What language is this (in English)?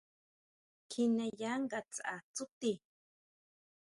Huautla Mazatec